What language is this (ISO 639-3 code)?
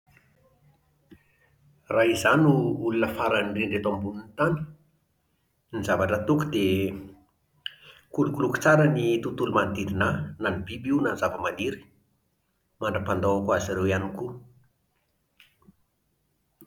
mlg